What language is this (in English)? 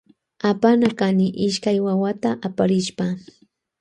Loja Highland Quichua